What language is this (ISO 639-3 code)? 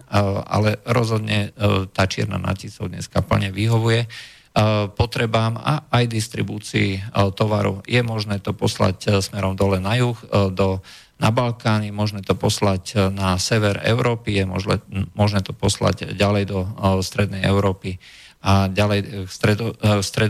slk